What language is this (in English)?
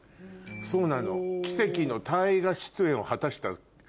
Japanese